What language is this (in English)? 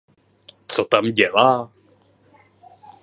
Czech